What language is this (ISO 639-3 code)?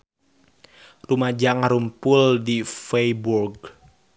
sun